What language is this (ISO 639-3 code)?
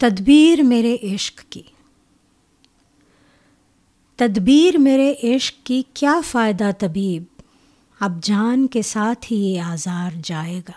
urd